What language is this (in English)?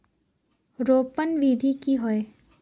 Magahi